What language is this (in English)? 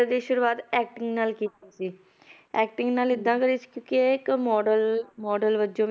Punjabi